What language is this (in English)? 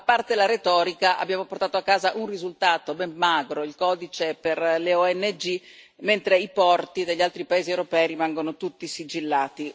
Italian